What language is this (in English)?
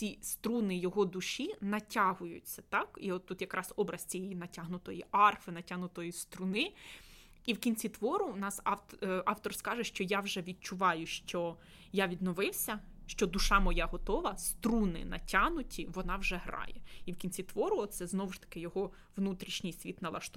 Ukrainian